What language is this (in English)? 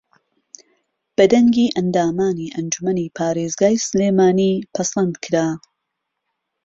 Central Kurdish